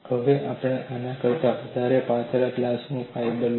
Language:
Gujarati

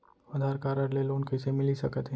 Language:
Chhattisgarhi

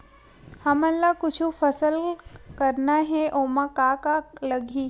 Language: Chhattisgarhi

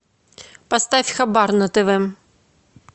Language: Russian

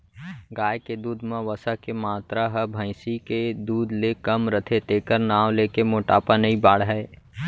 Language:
Chhattisgarhi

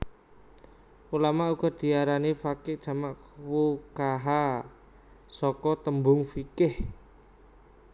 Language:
Javanese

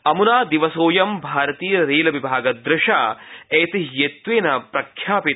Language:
Sanskrit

